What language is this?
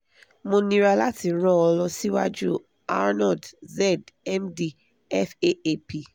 Yoruba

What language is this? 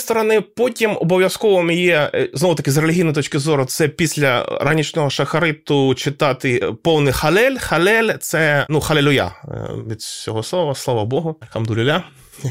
Ukrainian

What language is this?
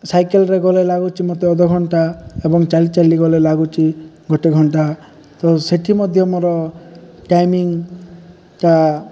Odia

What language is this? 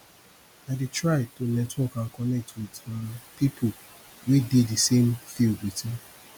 Nigerian Pidgin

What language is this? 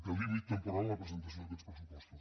Catalan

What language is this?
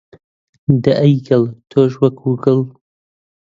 Central Kurdish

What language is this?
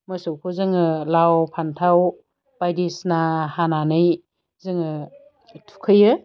Bodo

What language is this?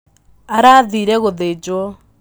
Kikuyu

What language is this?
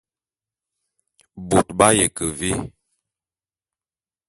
Bulu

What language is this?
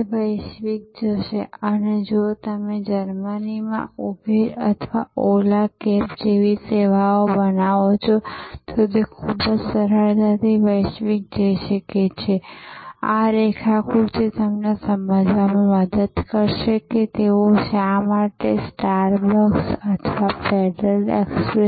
Gujarati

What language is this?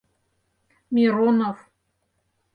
Mari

